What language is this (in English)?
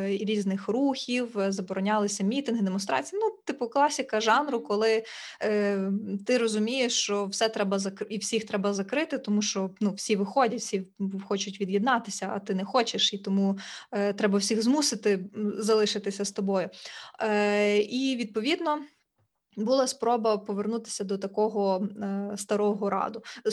Ukrainian